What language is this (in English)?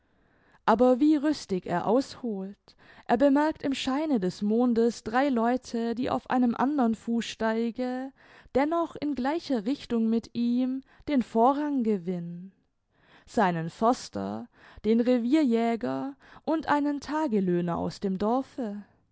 German